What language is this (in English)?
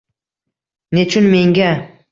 Uzbek